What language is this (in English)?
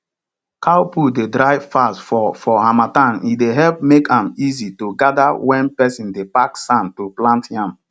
Nigerian Pidgin